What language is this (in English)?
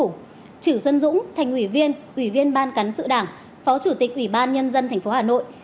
Vietnamese